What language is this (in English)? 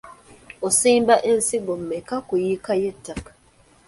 Ganda